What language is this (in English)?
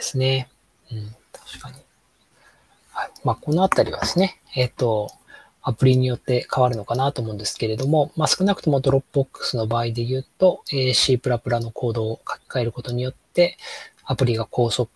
Japanese